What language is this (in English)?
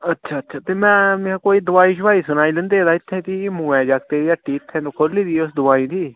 Dogri